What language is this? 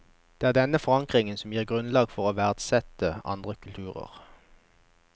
Norwegian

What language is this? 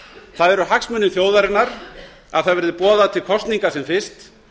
Icelandic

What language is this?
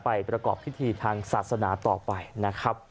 Thai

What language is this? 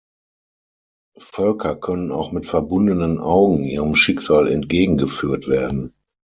German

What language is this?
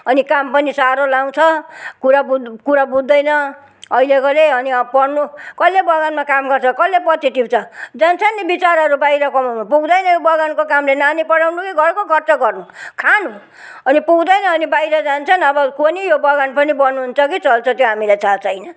Nepali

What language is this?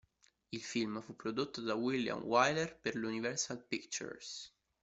Italian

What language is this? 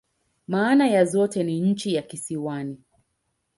Swahili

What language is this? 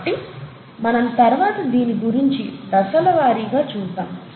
Telugu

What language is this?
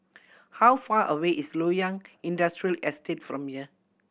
English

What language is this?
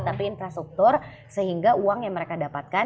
Indonesian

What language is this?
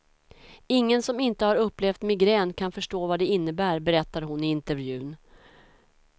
Swedish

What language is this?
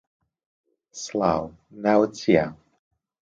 Central Kurdish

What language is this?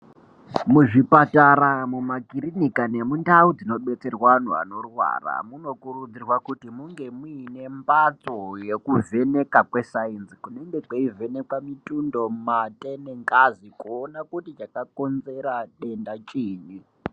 Ndau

